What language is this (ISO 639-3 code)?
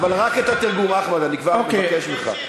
heb